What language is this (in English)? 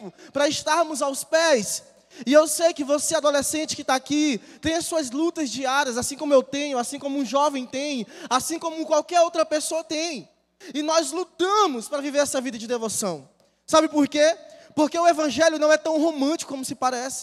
Portuguese